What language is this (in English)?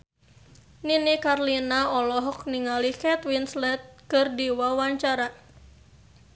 Sundanese